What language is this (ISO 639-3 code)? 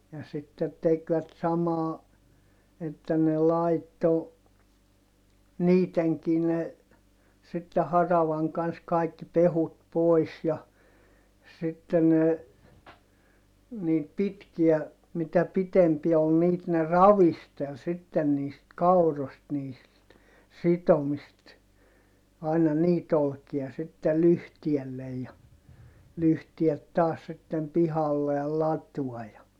fin